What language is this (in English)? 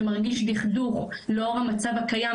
Hebrew